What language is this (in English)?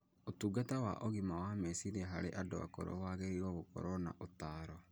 Kikuyu